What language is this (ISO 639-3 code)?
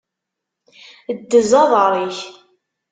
kab